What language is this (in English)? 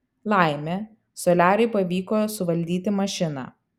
Lithuanian